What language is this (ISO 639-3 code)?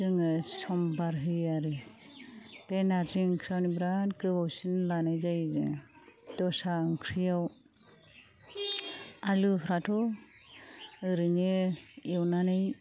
brx